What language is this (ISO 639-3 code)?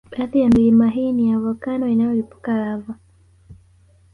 swa